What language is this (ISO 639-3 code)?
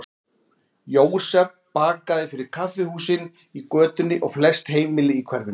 isl